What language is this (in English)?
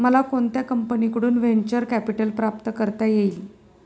Marathi